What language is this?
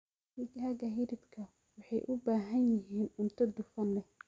Somali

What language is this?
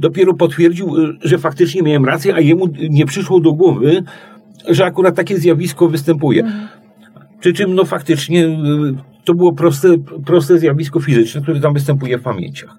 Polish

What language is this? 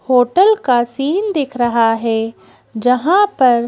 Hindi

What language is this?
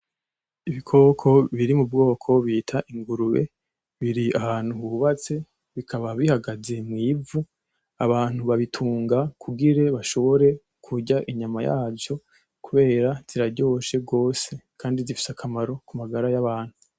Rundi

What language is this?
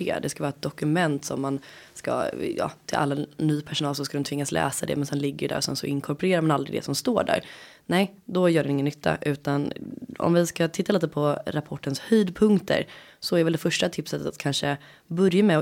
Swedish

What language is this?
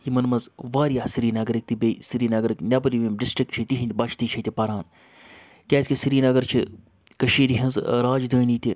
Kashmiri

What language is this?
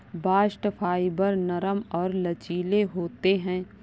Hindi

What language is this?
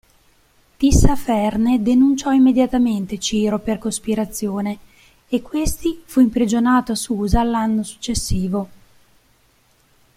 Italian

